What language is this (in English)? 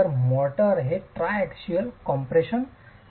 Marathi